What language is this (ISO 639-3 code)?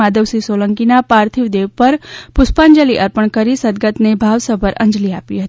guj